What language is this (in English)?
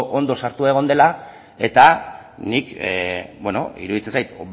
Basque